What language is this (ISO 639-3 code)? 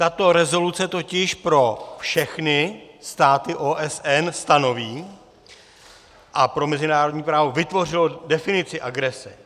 ces